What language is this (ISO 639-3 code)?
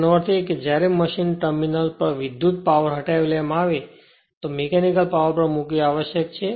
guj